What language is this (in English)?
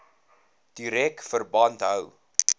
Afrikaans